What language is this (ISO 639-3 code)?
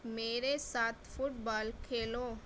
urd